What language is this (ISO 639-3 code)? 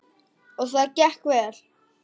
isl